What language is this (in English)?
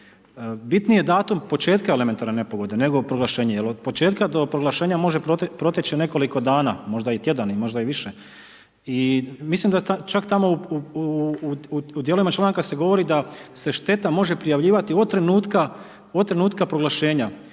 Croatian